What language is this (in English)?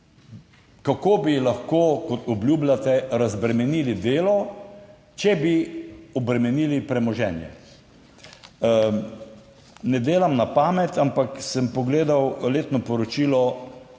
Slovenian